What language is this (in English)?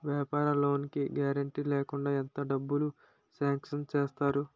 Telugu